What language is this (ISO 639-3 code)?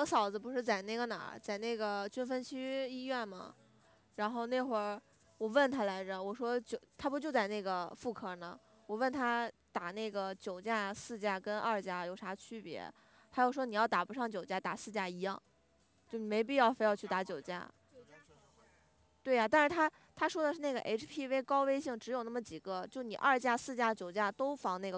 zho